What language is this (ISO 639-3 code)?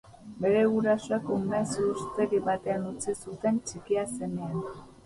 eus